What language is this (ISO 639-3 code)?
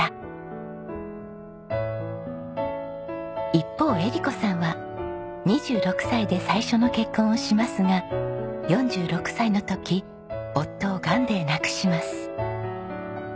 jpn